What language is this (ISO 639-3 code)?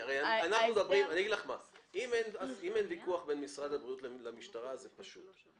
heb